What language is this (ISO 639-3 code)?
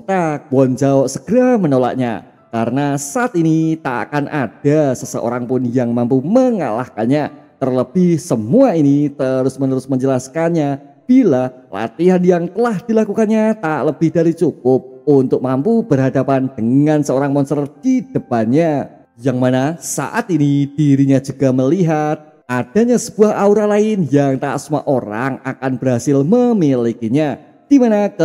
ind